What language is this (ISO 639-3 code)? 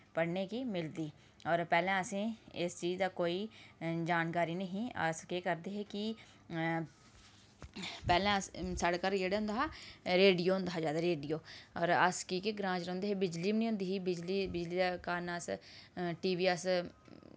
doi